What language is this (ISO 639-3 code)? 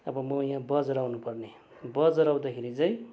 nep